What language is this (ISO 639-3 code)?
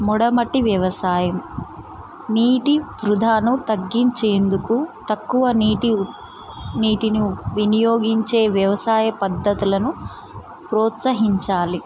tel